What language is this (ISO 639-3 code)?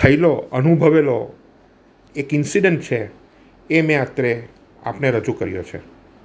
guj